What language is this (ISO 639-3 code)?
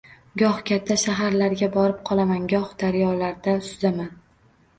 uzb